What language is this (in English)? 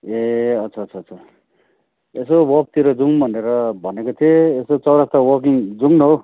Nepali